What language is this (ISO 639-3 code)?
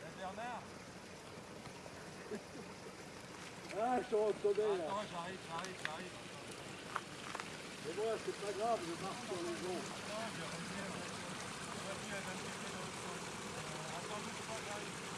fra